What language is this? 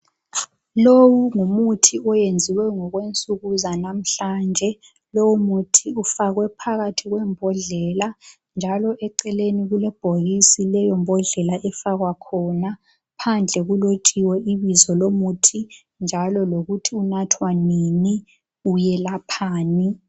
North Ndebele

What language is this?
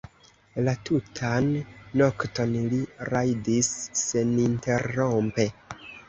Esperanto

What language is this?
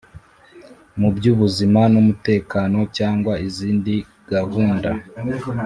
Kinyarwanda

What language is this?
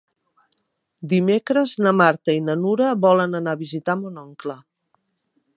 Catalan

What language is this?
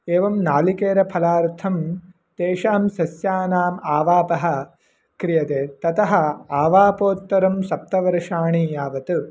Sanskrit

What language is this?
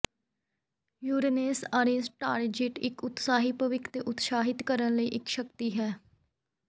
Punjabi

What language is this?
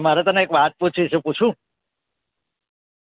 Gujarati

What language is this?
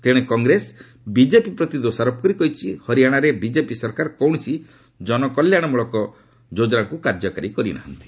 Odia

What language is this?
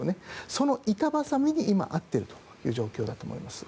Japanese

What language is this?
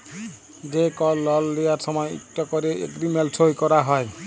Bangla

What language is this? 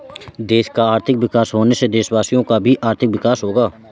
Hindi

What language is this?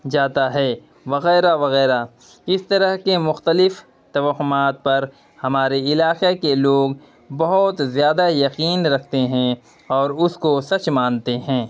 Urdu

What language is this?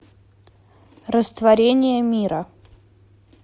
Russian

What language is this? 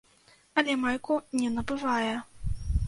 Belarusian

